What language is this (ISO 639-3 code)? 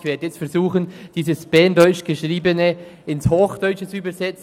gsw